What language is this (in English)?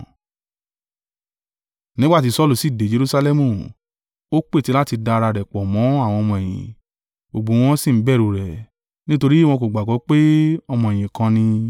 Yoruba